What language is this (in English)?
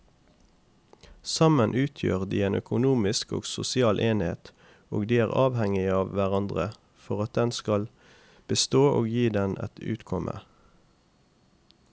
Norwegian